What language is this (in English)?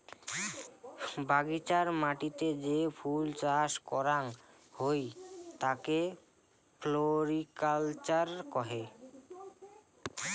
Bangla